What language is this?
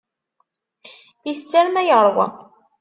Kabyle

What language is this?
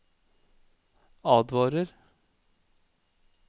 Norwegian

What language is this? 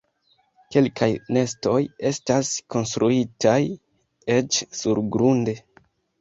Esperanto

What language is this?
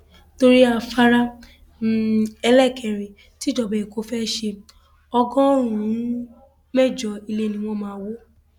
Yoruba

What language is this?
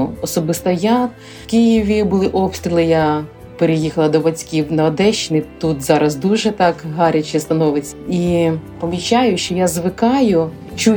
Ukrainian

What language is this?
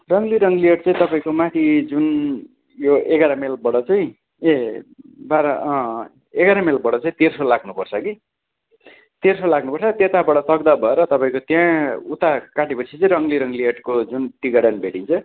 Nepali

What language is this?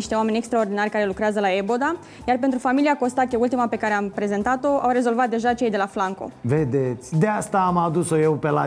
Romanian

